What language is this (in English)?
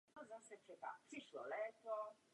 Czech